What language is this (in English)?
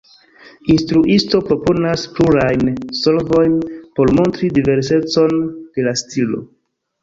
Esperanto